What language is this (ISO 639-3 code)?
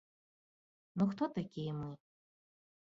bel